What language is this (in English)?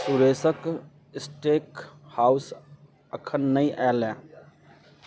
Maithili